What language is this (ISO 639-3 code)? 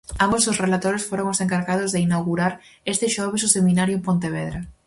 glg